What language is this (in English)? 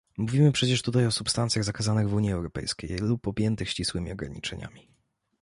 Polish